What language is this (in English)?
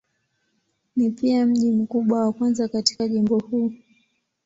Swahili